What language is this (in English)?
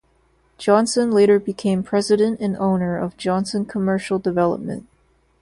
English